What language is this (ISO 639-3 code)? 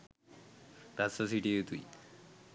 sin